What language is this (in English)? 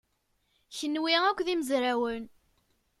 Kabyle